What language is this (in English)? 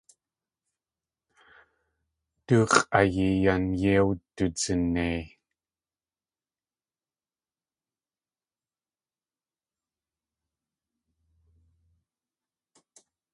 Tlingit